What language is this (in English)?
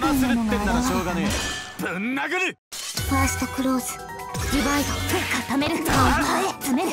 Japanese